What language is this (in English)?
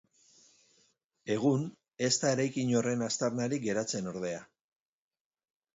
Basque